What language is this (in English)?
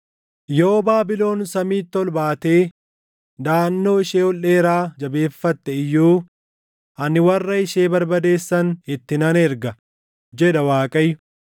Oromo